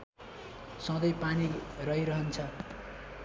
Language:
Nepali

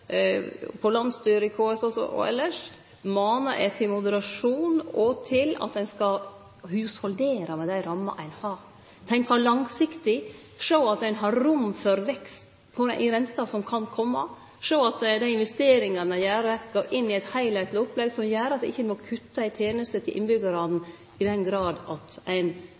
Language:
Norwegian Nynorsk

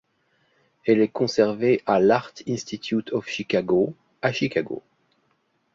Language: French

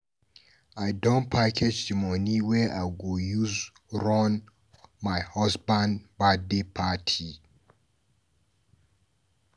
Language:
Nigerian Pidgin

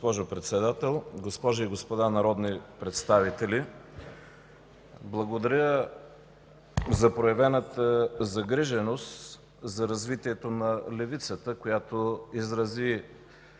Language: Bulgarian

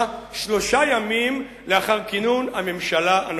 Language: Hebrew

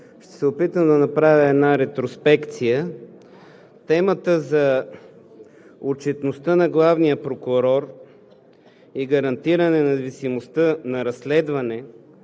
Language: Bulgarian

